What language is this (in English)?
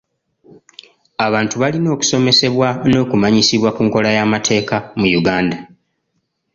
Ganda